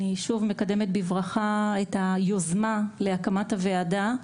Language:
Hebrew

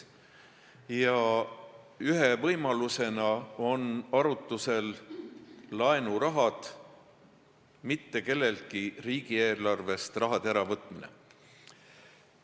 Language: Estonian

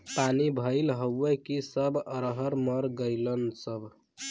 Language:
Bhojpuri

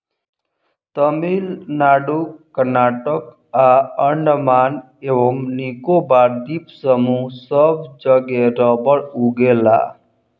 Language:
Bhojpuri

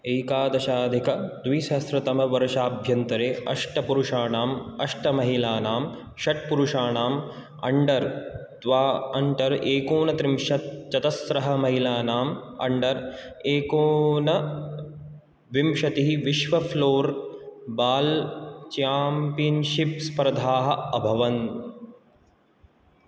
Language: Sanskrit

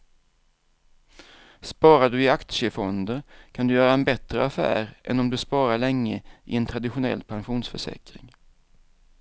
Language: Swedish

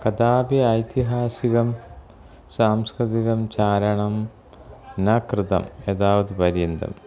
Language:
Sanskrit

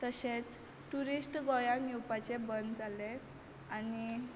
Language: Konkani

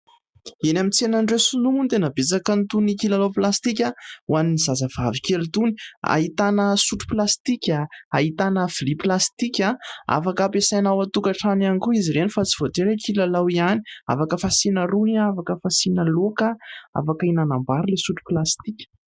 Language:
Malagasy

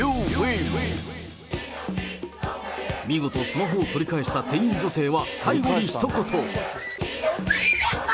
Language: Japanese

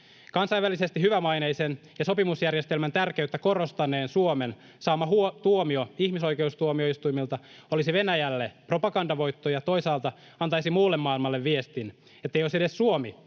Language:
Finnish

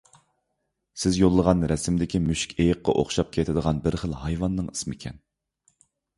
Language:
Uyghur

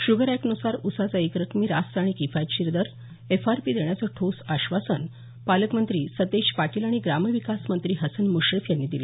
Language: Marathi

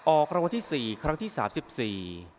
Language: Thai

